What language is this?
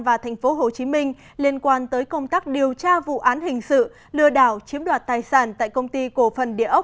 Vietnamese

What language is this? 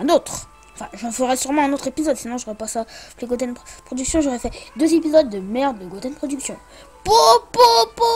French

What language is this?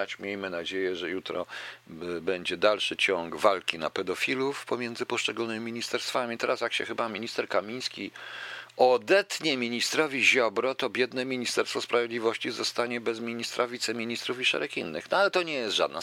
Polish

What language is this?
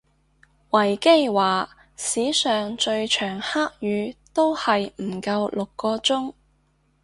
Cantonese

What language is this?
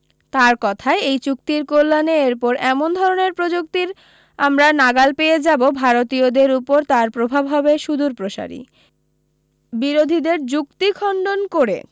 Bangla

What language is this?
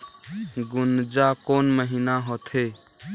Chhattisgarhi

